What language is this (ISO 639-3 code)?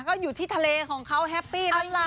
tha